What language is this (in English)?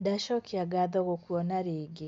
Kikuyu